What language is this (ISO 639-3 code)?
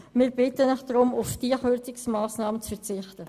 gsw